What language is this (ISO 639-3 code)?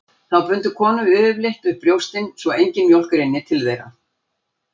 isl